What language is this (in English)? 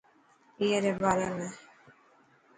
Dhatki